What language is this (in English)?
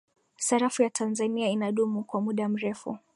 Swahili